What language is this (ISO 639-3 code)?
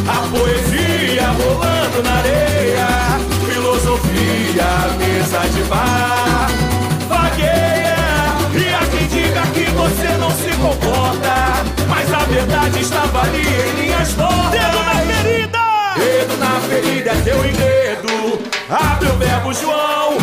por